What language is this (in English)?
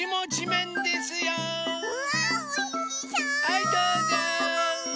Japanese